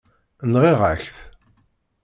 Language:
Kabyle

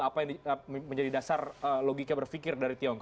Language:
Indonesian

